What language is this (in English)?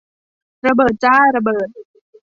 Thai